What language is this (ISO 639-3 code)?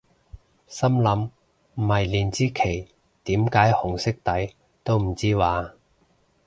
yue